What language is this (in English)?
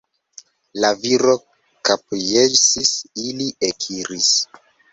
Esperanto